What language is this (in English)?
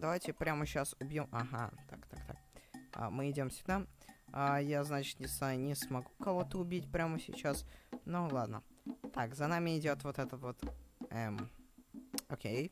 Russian